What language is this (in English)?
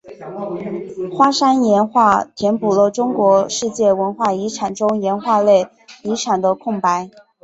Chinese